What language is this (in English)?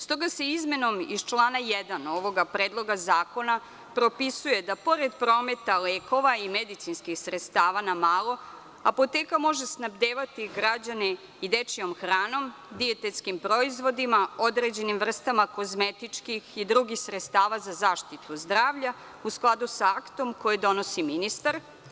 Serbian